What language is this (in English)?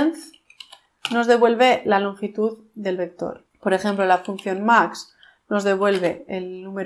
Spanish